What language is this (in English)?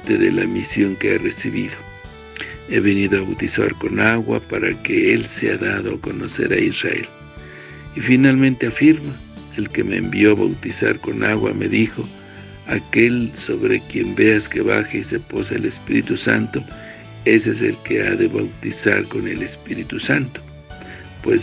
Spanish